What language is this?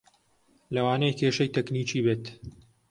Central Kurdish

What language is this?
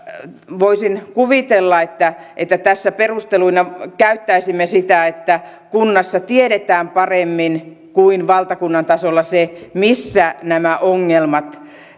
Finnish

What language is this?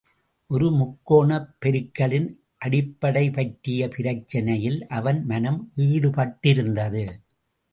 Tamil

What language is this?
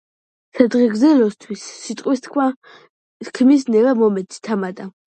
Georgian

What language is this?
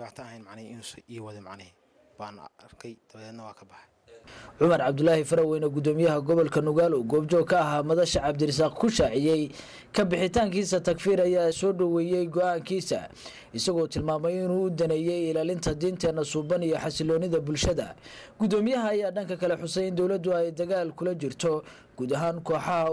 Arabic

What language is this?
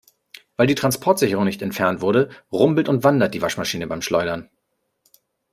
German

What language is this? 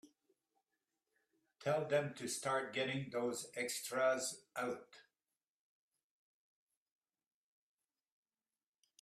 English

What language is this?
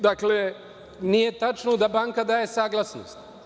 Serbian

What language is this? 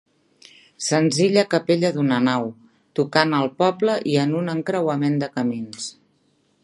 Catalan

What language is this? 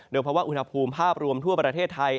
Thai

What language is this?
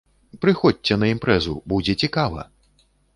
Belarusian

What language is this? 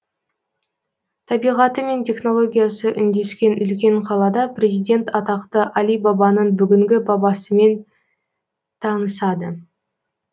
Kazakh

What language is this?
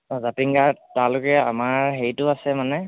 Assamese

